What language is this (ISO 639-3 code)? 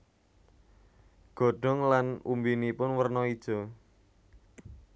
jav